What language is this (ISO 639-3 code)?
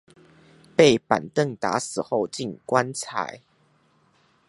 zho